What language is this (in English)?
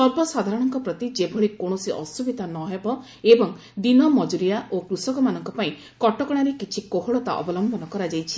Odia